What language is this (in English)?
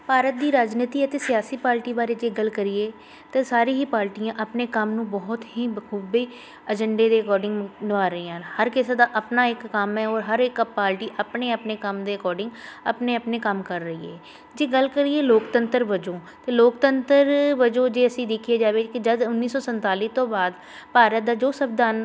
Punjabi